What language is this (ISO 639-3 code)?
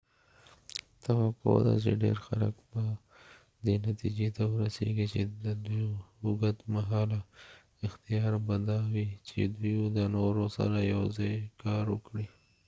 pus